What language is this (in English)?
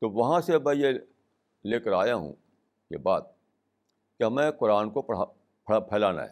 Urdu